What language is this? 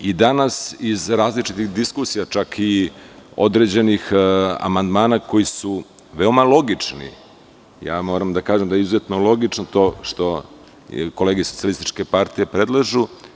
Serbian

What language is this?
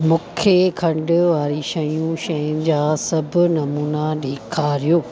Sindhi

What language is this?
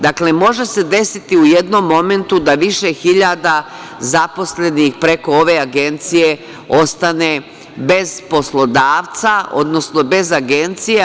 Serbian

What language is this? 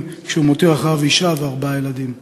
Hebrew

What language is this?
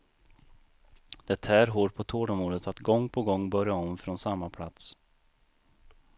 Swedish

